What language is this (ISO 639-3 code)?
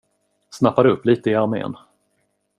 swe